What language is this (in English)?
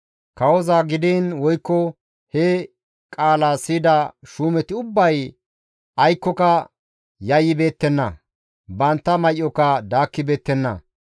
Gamo